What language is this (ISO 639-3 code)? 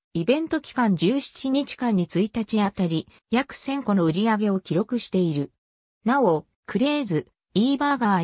jpn